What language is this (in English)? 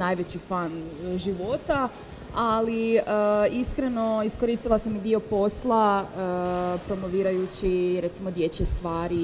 Croatian